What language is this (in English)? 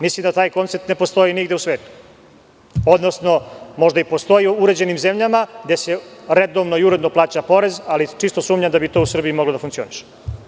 Serbian